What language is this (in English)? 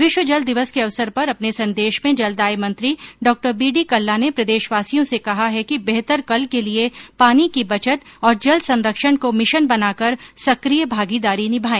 Hindi